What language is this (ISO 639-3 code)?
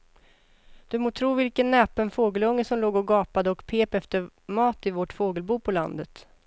swe